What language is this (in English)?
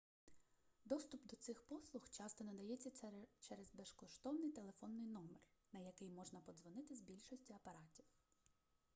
Ukrainian